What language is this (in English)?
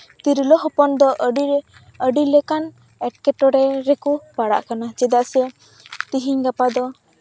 Santali